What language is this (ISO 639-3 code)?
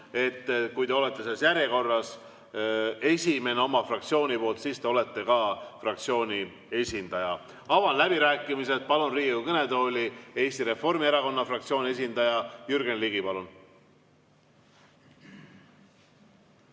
est